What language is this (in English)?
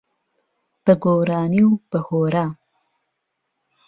Central Kurdish